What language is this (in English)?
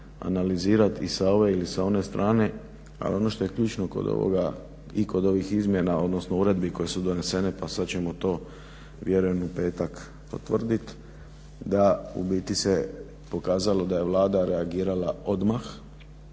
Croatian